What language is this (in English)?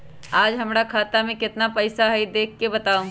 Magahi